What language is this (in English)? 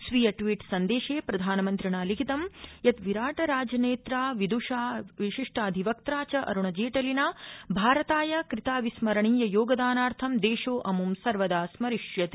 Sanskrit